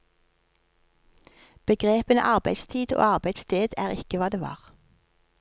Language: Norwegian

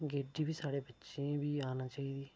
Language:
Dogri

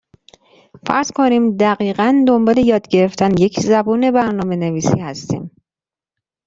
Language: Persian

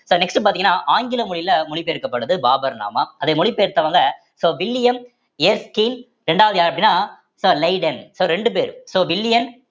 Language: Tamil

